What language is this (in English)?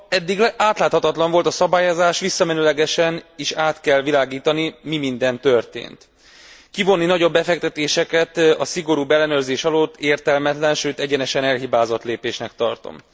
Hungarian